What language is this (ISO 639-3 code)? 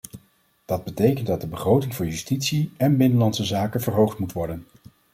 nld